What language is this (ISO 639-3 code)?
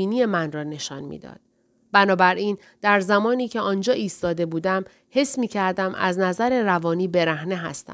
fas